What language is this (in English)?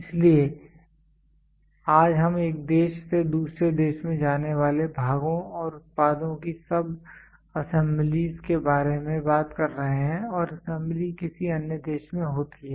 Hindi